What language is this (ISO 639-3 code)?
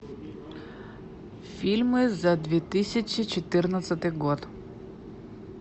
rus